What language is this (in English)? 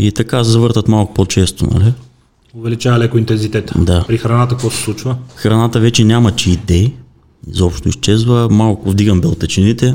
Bulgarian